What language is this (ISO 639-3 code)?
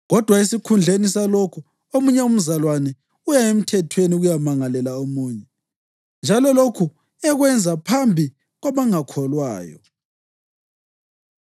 nde